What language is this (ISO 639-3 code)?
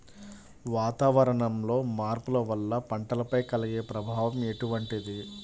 tel